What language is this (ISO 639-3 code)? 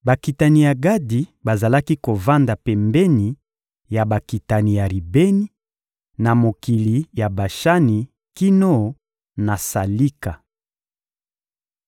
lin